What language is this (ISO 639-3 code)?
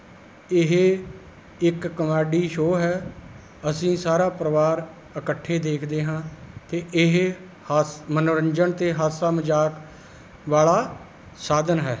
pan